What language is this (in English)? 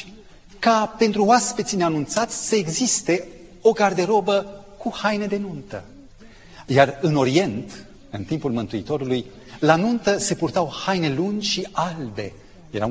Romanian